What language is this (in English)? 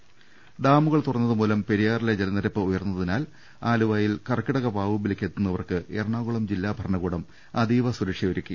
Malayalam